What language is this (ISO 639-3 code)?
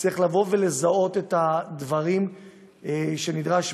heb